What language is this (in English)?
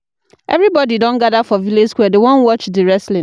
Nigerian Pidgin